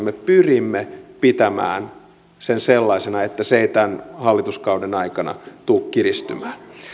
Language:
Finnish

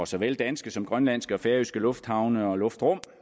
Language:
Danish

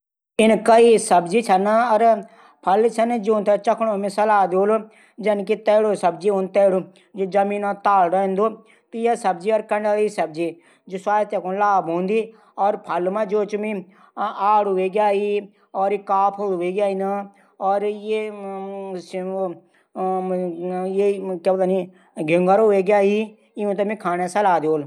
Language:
Garhwali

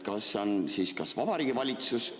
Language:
Estonian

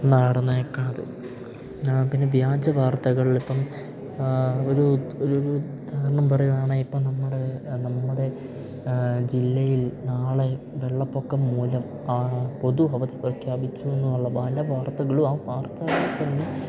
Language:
Malayalam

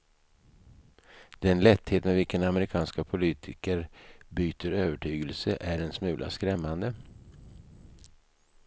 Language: Swedish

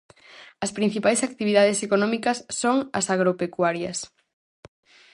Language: Galician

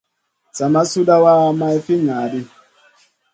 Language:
Masana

